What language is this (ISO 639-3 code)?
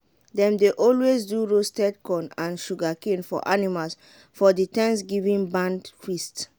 pcm